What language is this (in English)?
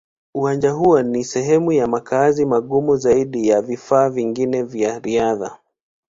Swahili